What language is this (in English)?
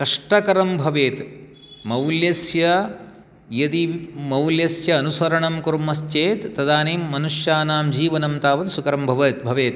Sanskrit